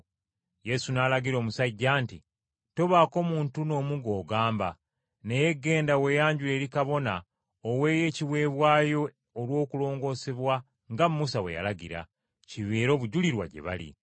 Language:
Ganda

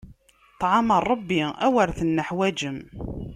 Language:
Kabyle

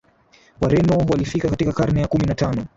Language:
Swahili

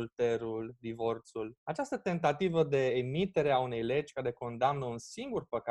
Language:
Romanian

